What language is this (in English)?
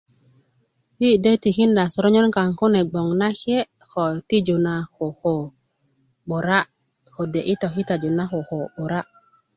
Kuku